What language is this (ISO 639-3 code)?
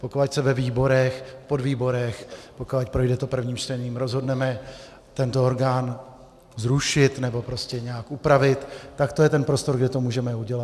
ces